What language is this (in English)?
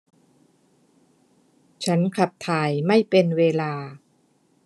Thai